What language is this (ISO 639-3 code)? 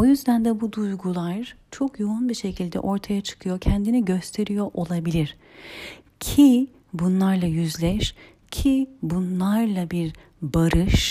tur